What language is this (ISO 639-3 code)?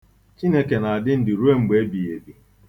ibo